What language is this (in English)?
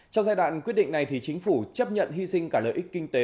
Vietnamese